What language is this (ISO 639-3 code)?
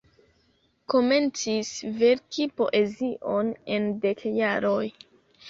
epo